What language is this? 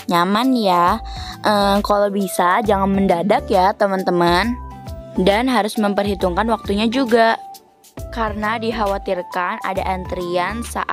Indonesian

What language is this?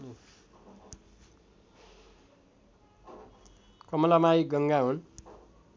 Nepali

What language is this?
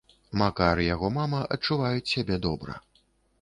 Belarusian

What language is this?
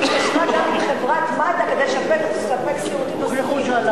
Hebrew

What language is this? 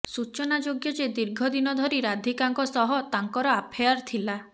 Odia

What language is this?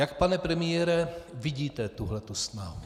Czech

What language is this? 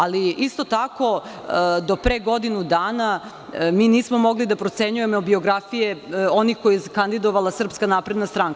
Serbian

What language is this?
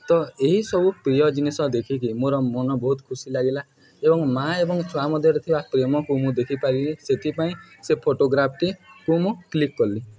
Odia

